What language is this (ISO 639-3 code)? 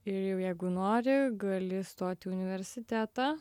lit